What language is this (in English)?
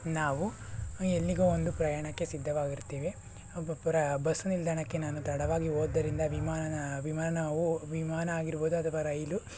Kannada